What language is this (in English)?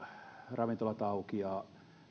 Finnish